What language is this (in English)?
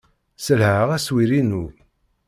Kabyle